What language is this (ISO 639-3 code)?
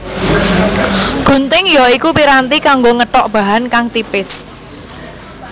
jav